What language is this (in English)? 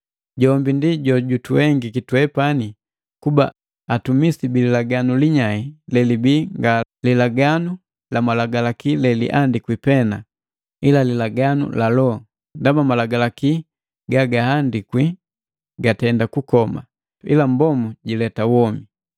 Matengo